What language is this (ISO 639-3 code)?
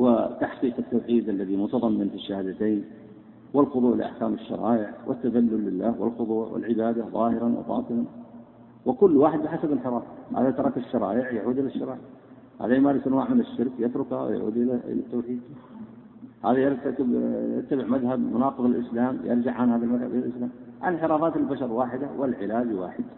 ara